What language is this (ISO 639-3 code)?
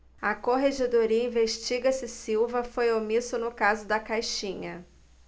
por